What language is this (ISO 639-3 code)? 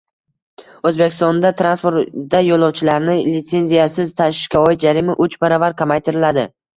uzb